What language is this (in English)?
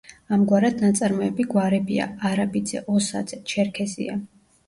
Georgian